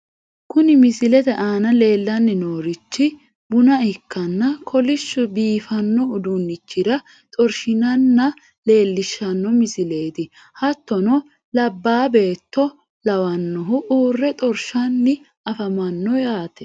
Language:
Sidamo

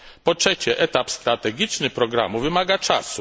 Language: Polish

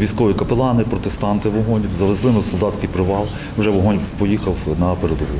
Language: Ukrainian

